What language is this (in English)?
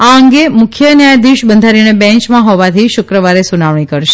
Gujarati